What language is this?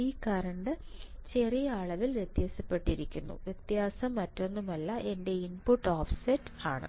Malayalam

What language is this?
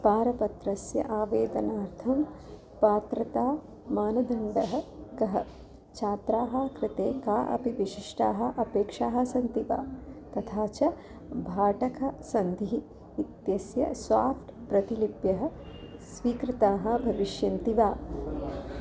Sanskrit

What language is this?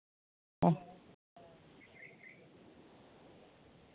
Santali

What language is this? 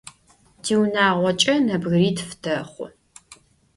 Adyghe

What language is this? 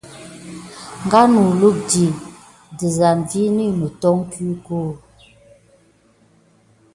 Gidar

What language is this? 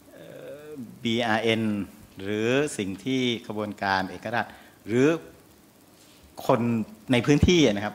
Thai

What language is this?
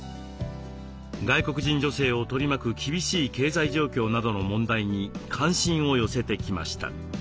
Japanese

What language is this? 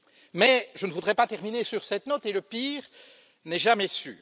French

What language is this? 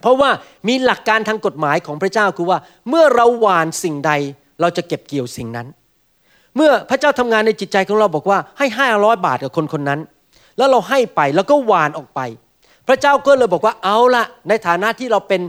Thai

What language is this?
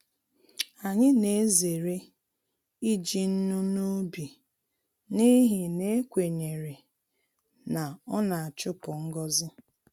Igbo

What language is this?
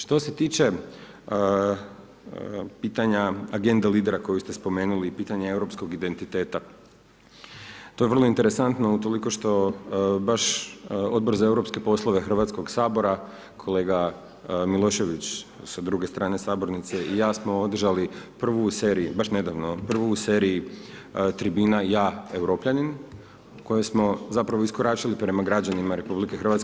Croatian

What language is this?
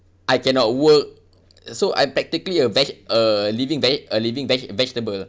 English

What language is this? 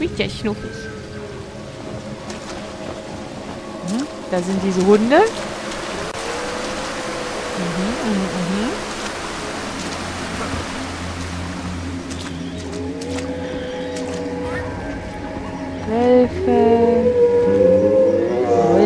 German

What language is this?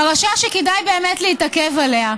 Hebrew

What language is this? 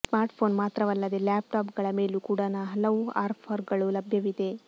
Kannada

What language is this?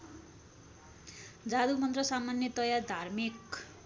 Nepali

